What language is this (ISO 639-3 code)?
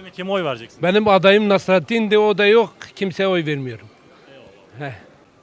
tur